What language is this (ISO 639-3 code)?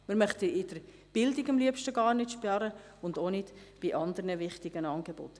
gsw